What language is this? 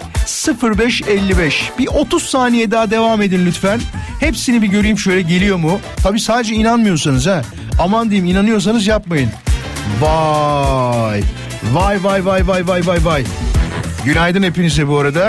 Turkish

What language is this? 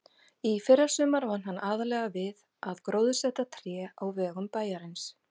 Icelandic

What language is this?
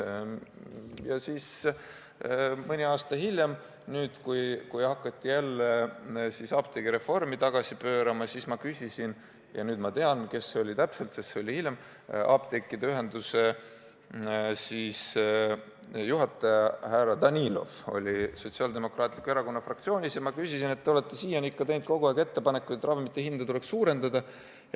Estonian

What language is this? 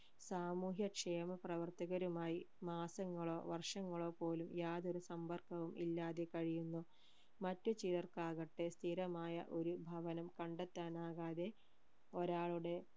Malayalam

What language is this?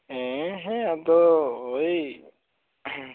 Santali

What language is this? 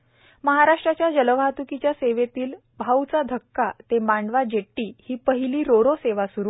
Marathi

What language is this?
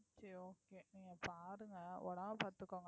Tamil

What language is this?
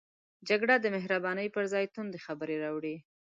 Pashto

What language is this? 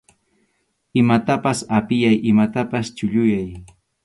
Arequipa-La Unión Quechua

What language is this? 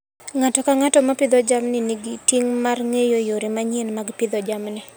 Luo (Kenya and Tanzania)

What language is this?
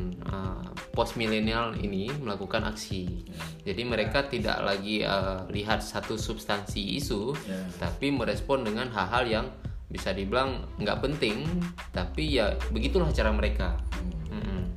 Indonesian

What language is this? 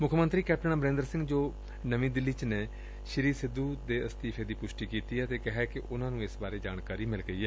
Punjabi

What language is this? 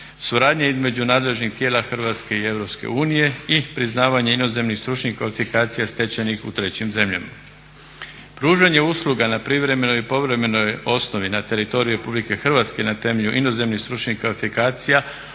Croatian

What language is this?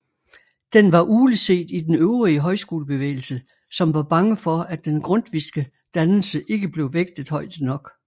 Danish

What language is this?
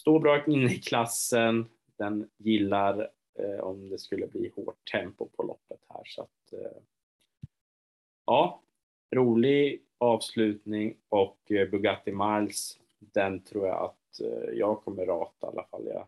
Swedish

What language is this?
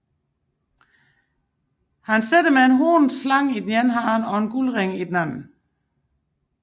Danish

